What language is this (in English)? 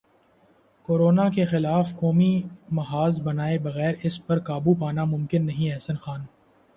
Urdu